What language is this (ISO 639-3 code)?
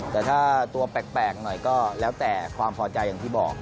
tha